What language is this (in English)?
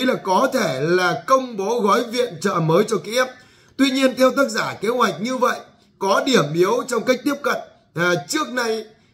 Vietnamese